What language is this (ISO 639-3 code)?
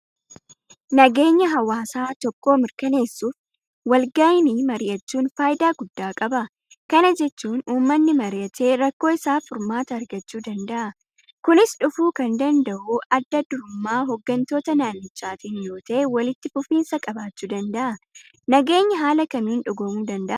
orm